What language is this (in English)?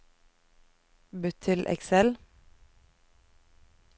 Norwegian